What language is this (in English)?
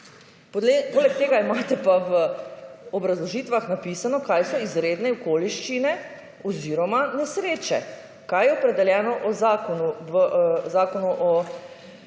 Slovenian